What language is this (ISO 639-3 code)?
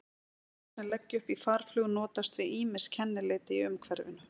isl